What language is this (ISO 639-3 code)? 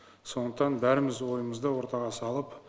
kaz